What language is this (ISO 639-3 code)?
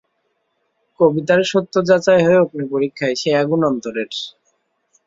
ben